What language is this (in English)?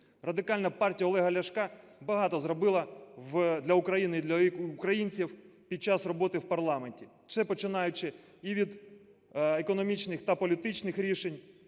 Ukrainian